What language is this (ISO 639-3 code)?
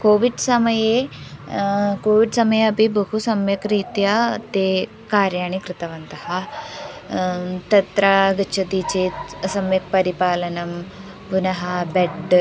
san